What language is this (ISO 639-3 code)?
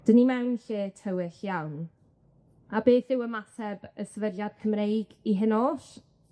cym